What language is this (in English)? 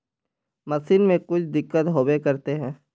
Magahi